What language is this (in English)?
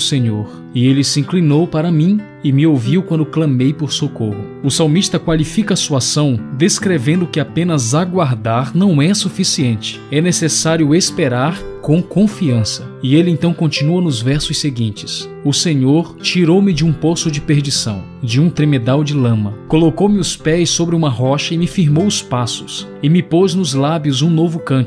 Portuguese